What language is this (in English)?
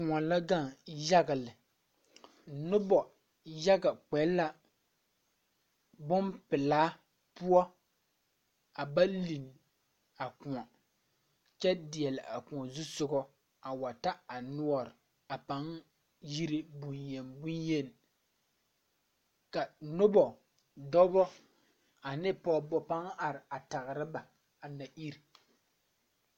Southern Dagaare